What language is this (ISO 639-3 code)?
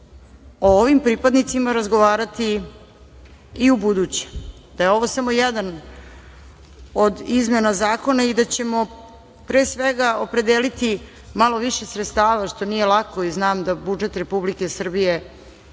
srp